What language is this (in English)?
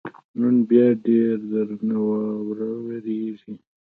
Pashto